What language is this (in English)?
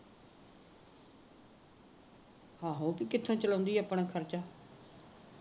Punjabi